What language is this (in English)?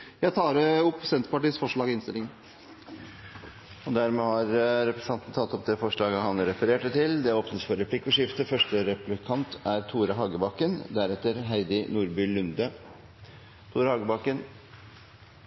Norwegian Bokmål